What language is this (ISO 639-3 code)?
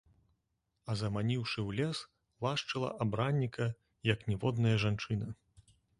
bel